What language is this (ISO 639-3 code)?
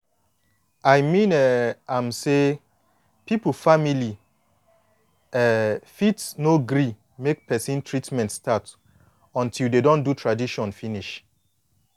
pcm